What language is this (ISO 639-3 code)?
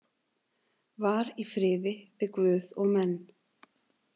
isl